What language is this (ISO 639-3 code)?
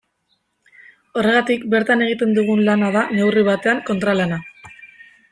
eus